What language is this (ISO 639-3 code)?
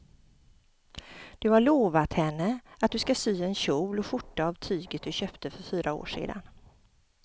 swe